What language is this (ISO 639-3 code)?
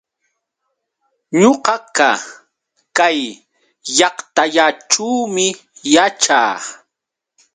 qux